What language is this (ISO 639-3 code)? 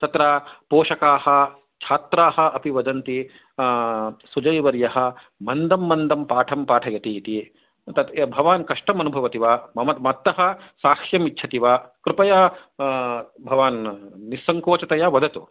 san